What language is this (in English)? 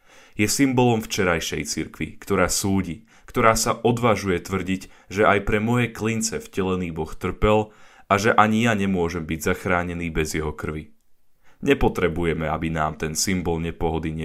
Slovak